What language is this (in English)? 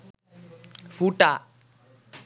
Bangla